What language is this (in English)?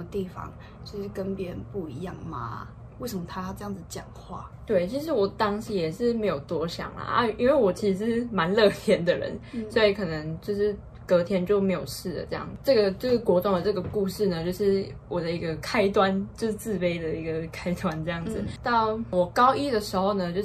Chinese